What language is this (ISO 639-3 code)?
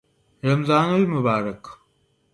urd